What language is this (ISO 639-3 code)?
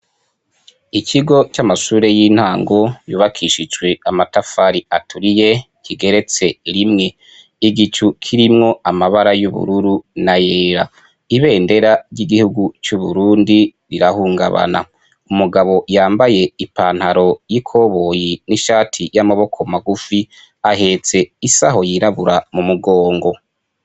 run